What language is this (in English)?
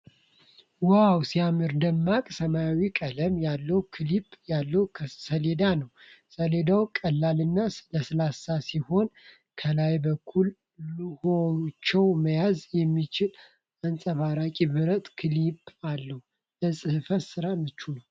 Amharic